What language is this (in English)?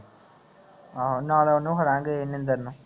Punjabi